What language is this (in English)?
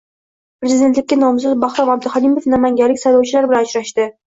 Uzbek